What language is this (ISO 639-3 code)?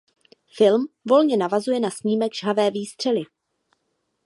ces